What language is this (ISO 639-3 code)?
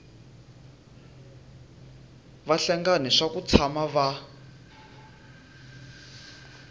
tso